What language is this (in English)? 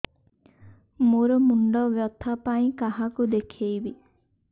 Odia